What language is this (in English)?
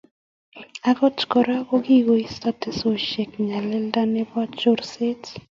Kalenjin